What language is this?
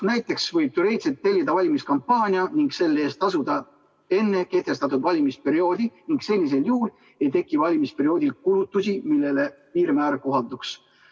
Estonian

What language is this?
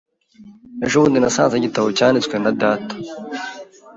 Kinyarwanda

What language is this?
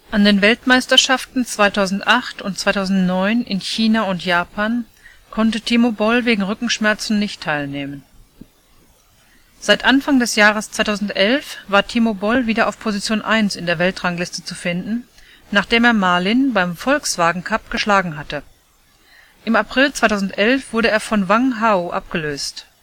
German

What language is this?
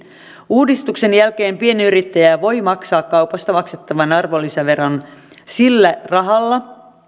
Finnish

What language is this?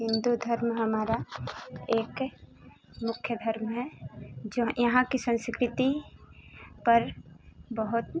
Hindi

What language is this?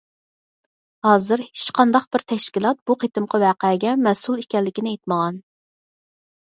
Uyghur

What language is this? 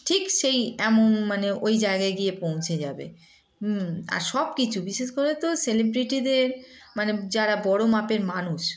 Bangla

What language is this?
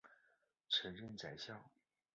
Chinese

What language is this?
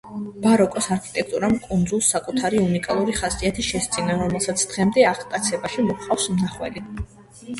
Georgian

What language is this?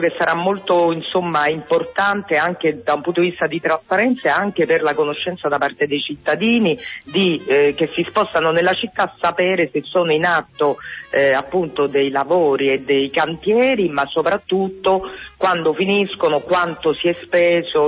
Italian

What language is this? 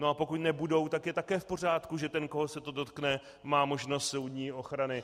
Czech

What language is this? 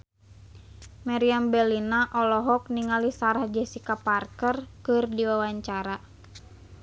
Sundanese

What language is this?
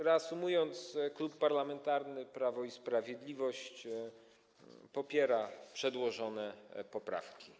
Polish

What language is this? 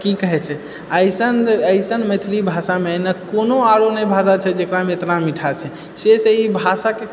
Maithili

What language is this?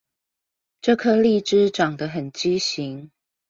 Chinese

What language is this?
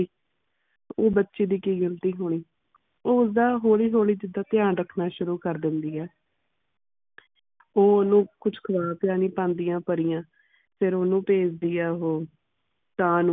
Punjabi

